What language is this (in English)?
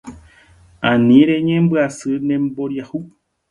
Guarani